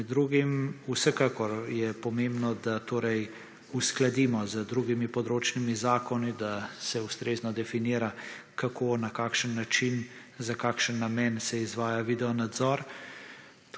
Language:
Slovenian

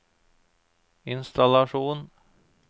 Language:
Norwegian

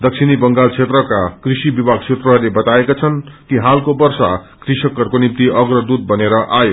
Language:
Nepali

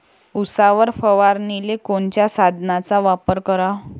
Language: Marathi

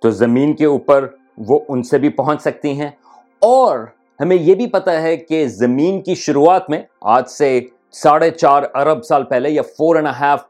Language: Urdu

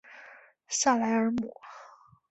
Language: Chinese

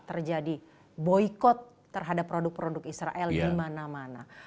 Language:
Indonesian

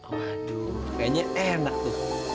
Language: Indonesian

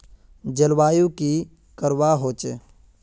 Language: Magahi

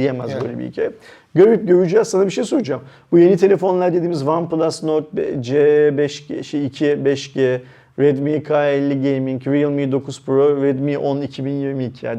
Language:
Turkish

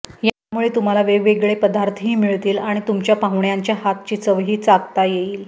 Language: Marathi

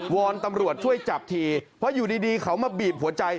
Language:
Thai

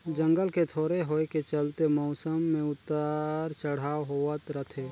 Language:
Chhattisgarhi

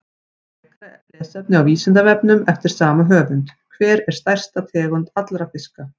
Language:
Icelandic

